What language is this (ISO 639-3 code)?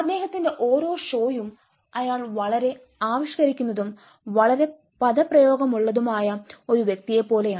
mal